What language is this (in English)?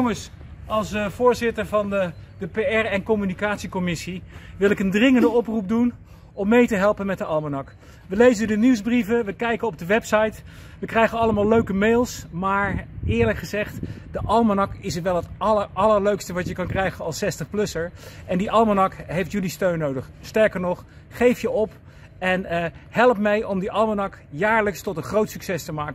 Dutch